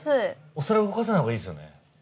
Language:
Japanese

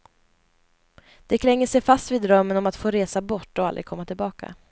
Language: Swedish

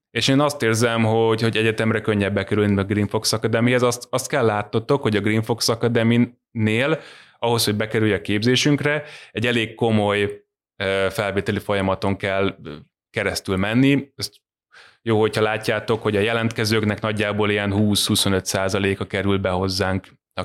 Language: Hungarian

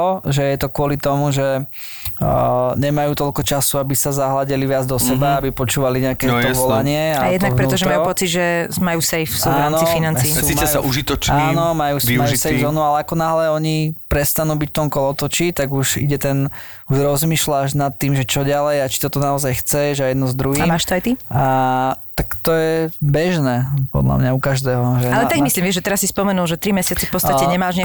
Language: Slovak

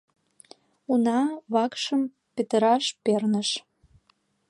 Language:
Mari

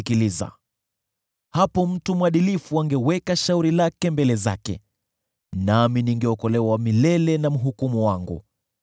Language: Swahili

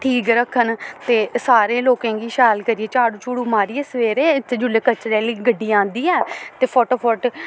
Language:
Dogri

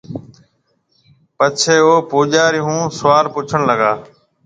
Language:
Marwari (Pakistan)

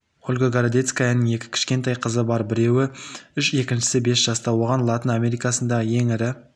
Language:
Kazakh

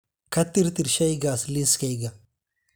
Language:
Somali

